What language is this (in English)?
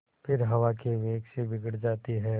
Hindi